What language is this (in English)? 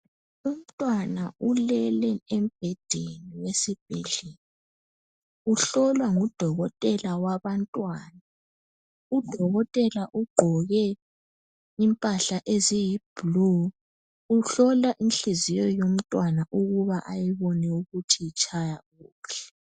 North Ndebele